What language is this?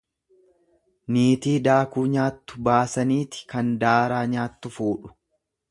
Oromo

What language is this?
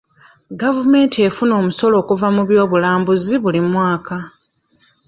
Ganda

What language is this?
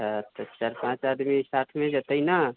Maithili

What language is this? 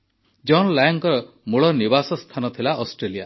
Odia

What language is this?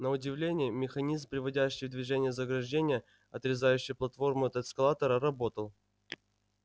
Russian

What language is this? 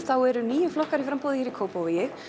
Icelandic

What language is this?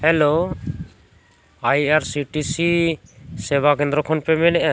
Santali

